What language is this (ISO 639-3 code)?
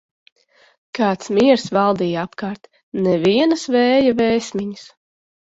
lav